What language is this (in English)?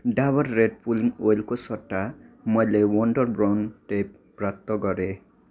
Nepali